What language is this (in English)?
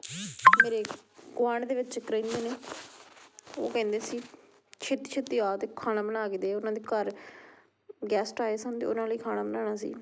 Punjabi